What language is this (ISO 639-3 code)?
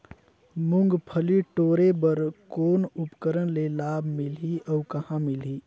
hne